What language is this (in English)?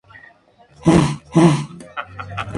Spanish